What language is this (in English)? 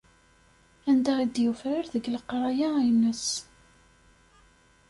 Kabyle